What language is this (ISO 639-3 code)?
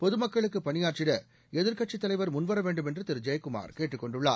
tam